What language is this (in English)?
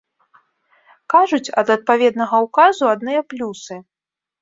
Belarusian